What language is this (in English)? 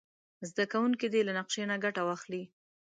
Pashto